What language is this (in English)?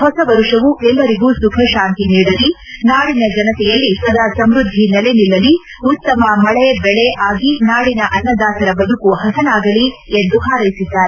Kannada